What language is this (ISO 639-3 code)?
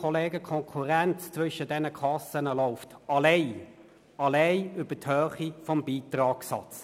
gsw